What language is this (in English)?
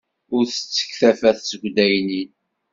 Kabyle